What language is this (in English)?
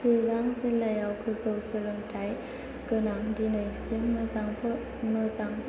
Bodo